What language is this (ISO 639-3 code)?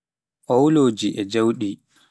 fuf